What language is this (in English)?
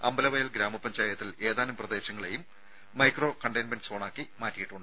Malayalam